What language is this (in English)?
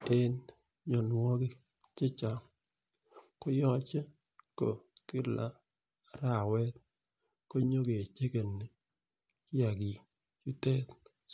Kalenjin